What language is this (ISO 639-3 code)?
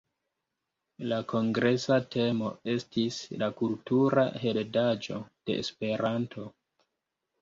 epo